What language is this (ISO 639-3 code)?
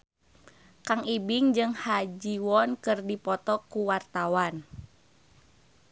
sun